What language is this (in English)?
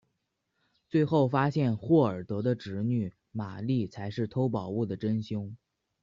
Chinese